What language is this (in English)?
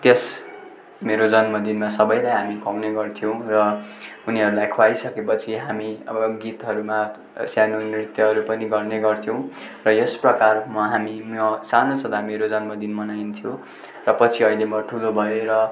Nepali